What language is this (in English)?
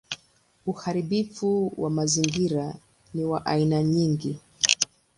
Swahili